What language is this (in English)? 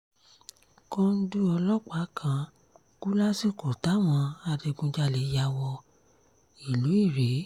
Yoruba